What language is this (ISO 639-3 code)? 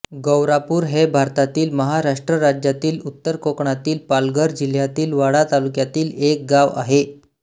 mar